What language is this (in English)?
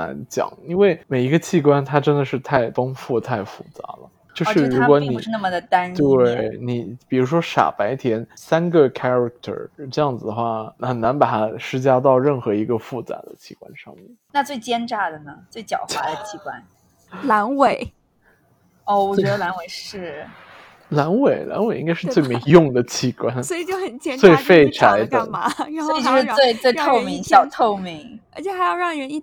Chinese